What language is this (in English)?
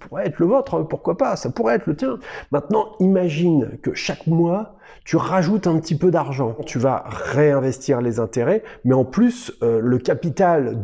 French